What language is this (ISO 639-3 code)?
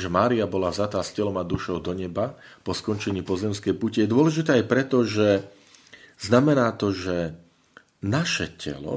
slk